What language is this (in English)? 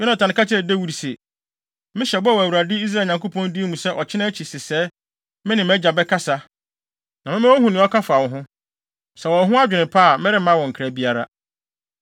Akan